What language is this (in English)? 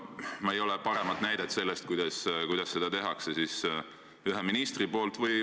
Estonian